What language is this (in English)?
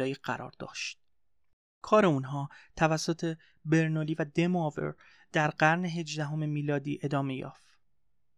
Persian